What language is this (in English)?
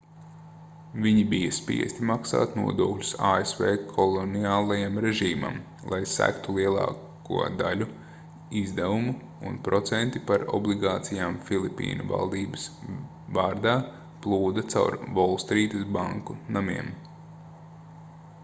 Latvian